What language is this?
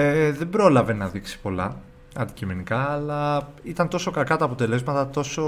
Greek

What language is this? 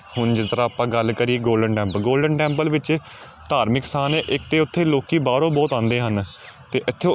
Punjabi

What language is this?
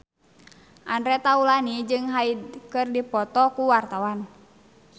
Sundanese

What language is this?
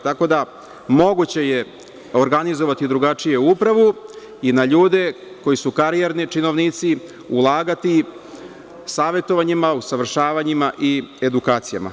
Serbian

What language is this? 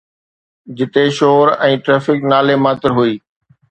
Sindhi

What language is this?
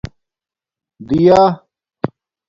Domaaki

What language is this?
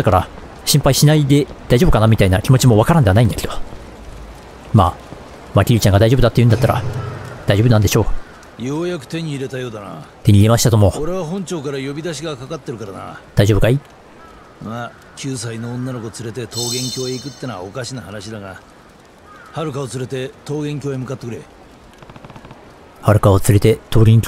Japanese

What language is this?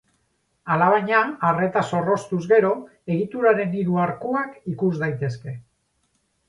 Basque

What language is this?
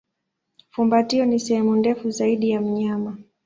Swahili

